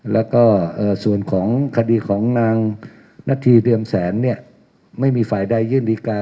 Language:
Thai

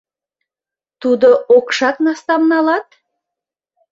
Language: Mari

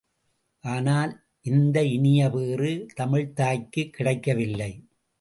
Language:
Tamil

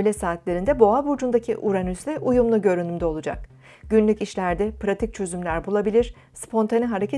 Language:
Turkish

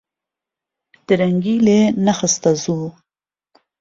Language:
Central Kurdish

